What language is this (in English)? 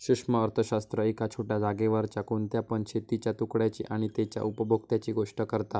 Marathi